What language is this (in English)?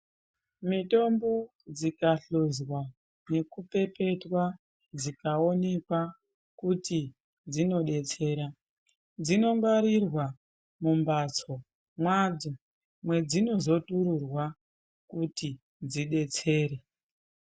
Ndau